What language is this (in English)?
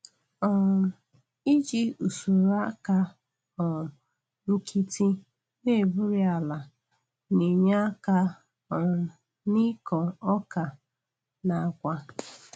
Igbo